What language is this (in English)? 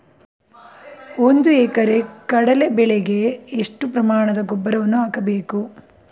Kannada